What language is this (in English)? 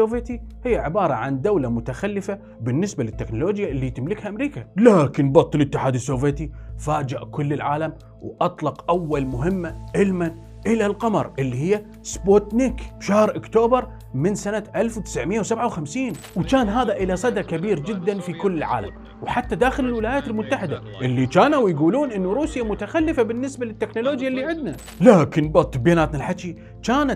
Arabic